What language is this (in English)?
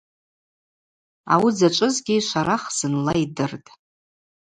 Abaza